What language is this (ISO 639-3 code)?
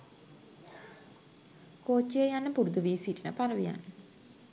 sin